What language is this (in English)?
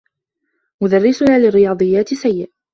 Arabic